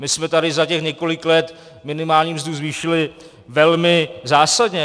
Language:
Czech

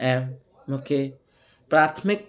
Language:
Sindhi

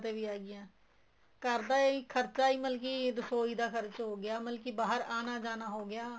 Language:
Punjabi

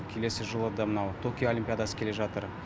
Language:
Kazakh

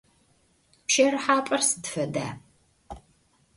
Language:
Adyghe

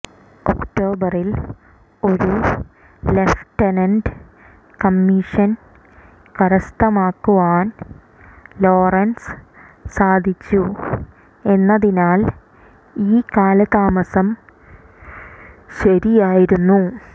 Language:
Malayalam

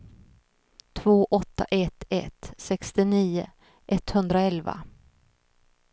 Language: Swedish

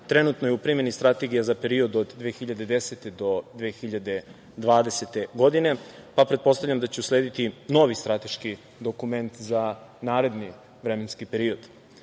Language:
Serbian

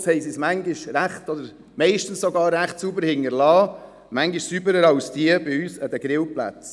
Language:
Swiss German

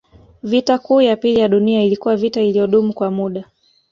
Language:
Swahili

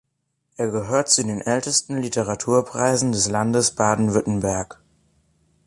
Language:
German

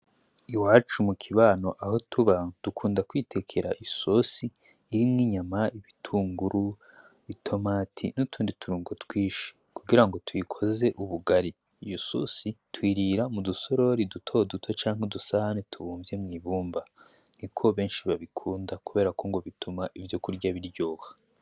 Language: Rundi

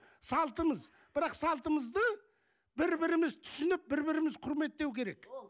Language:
Kazakh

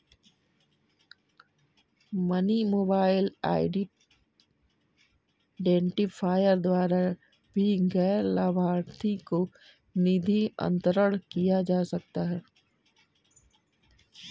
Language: Hindi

